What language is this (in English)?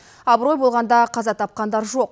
Kazakh